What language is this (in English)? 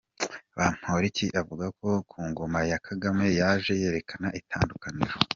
Kinyarwanda